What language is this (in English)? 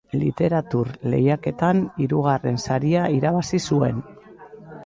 Basque